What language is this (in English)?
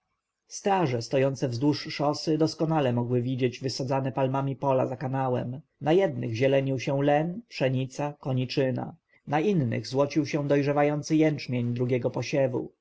Polish